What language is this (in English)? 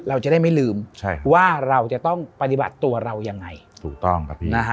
Thai